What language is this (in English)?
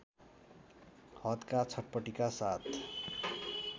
Nepali